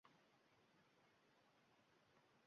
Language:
Uzbek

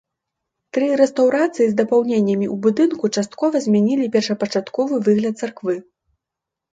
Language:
Belarusian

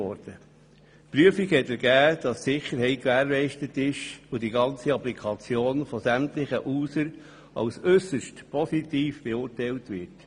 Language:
Swiss German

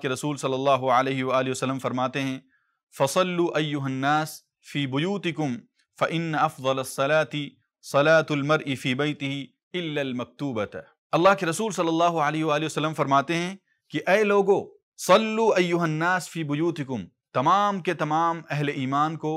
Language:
Arabic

